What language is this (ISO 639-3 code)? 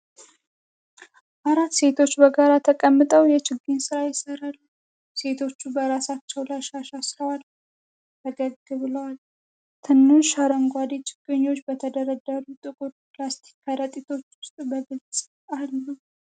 amh